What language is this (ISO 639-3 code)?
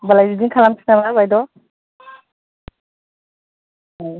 brx